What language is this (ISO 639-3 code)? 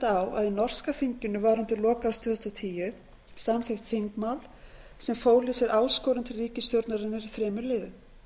isl